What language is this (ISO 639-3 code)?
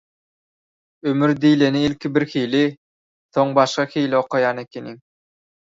tuk